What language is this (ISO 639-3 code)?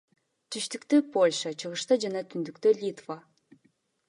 kir